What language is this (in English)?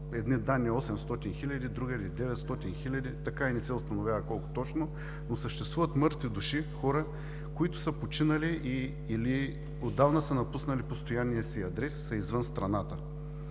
Bulgarian